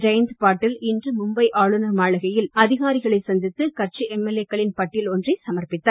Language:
Tamil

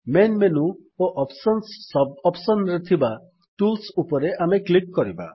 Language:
Odia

